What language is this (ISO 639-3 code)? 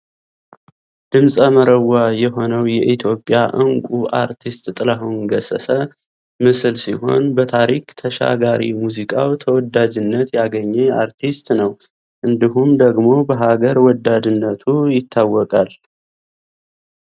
amh